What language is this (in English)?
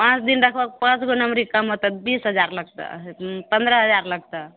Maithili